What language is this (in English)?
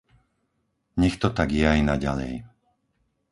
Slovak